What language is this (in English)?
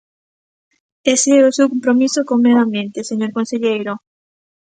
Galician